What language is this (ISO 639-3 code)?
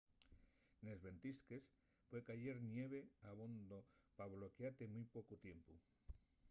ast